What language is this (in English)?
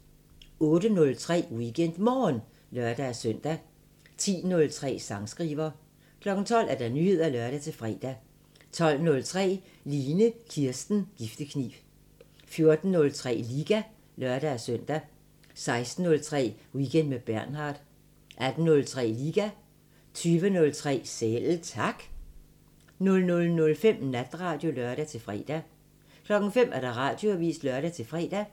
Danish